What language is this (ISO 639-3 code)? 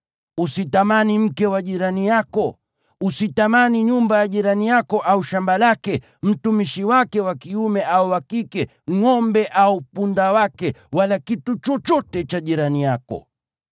swa